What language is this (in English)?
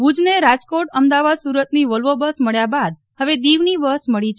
Gujarati